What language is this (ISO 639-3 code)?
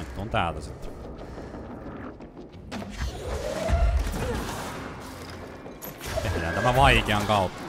fin